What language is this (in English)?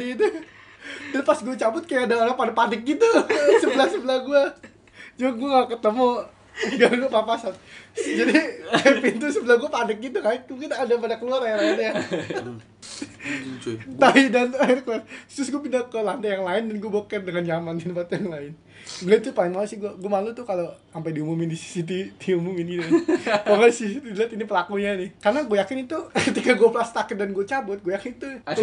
Indonesian